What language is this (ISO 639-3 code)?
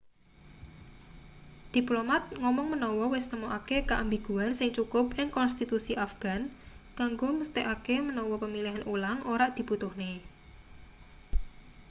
jav